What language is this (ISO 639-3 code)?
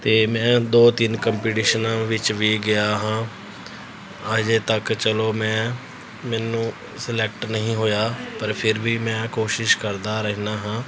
pan